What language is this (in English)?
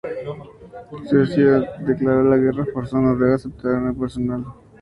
Spanish